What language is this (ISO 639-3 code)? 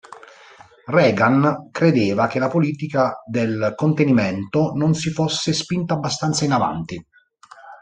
ita